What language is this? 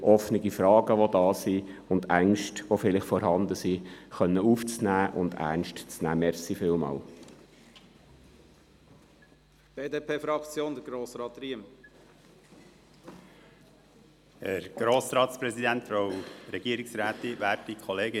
Swiss German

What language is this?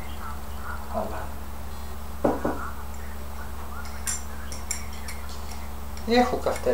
Greek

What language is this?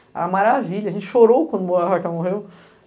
Portuguese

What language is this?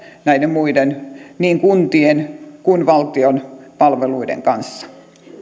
Finnish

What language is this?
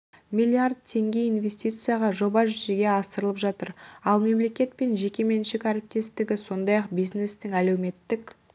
Kazakh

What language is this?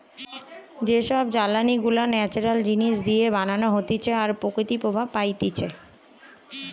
Bangla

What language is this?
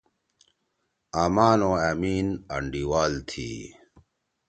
Torwali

